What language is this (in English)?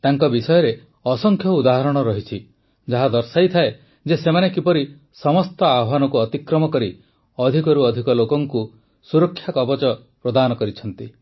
Odia